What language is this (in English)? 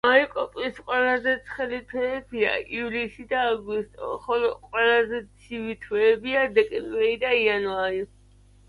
Georgian